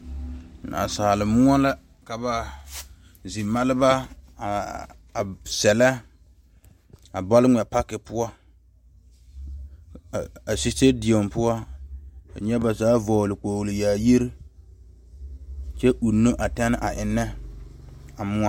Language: Southern Dagaare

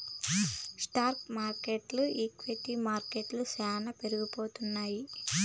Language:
Telugu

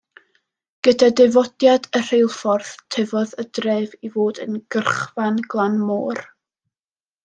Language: Welsh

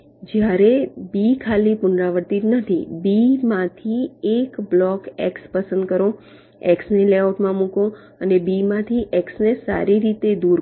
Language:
Gujarati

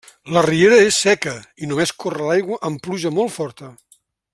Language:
Catalan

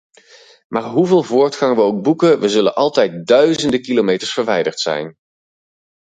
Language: Dutch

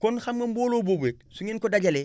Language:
Wolof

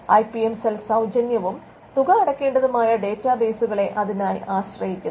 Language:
Malayalam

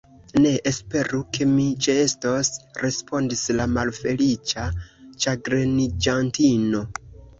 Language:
Esperanto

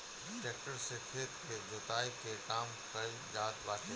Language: Bhojpuri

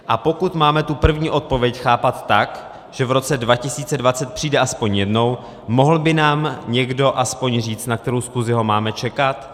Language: Czech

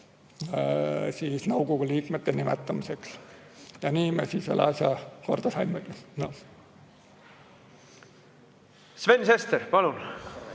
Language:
Estonian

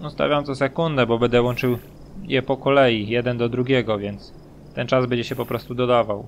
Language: Polish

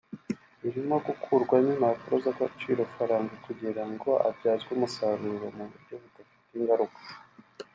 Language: Kinyarwanda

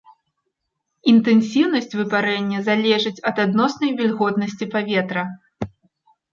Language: Belarusian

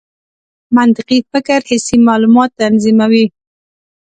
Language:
Pashto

